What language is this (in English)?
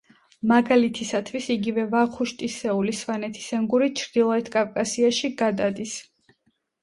Georgian